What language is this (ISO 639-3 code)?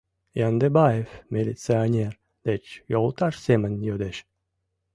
chm